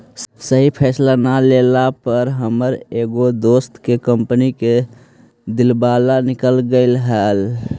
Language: Magahi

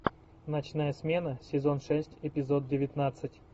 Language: Russian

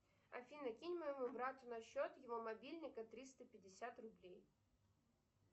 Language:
Russian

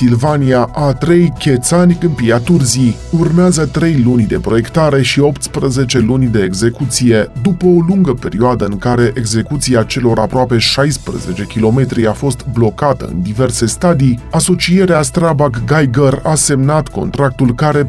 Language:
Romanian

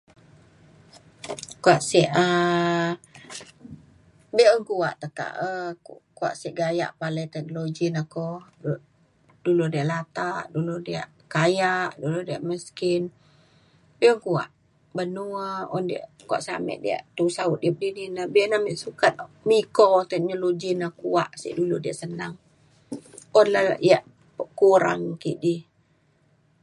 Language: Mainstream Kenyah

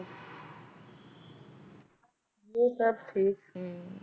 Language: Punjabi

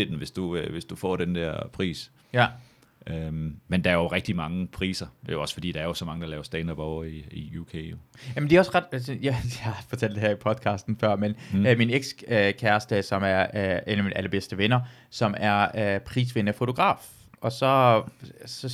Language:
Danish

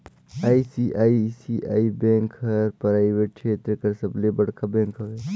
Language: Chhattisgarhi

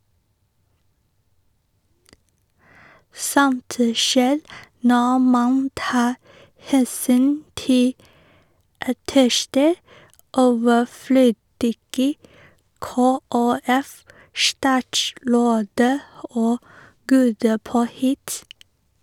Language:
Norwegian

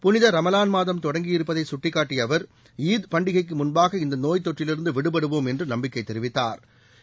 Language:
Tamil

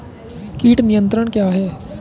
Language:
Hindi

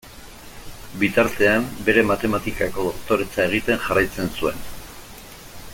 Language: Basque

